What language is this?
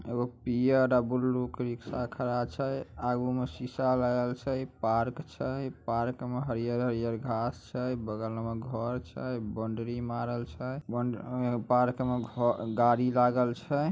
Magahi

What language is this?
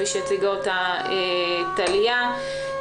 Hebrew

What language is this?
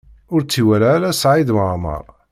Kabyle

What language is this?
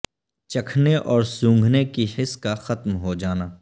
Urdu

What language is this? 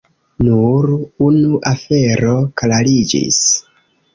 Esperanto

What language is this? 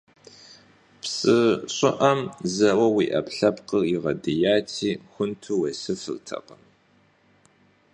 Kabardian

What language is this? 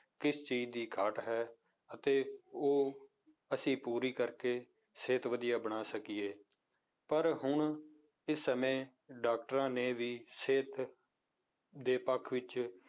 Punjabi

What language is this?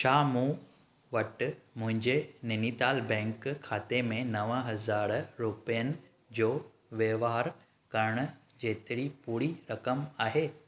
Sindhi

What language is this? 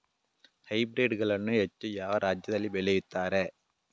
Kannada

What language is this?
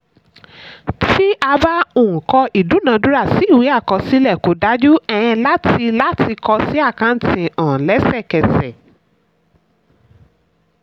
Yoruba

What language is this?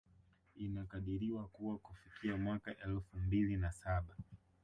Swahili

